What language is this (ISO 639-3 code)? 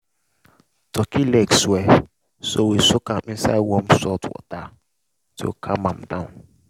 pcm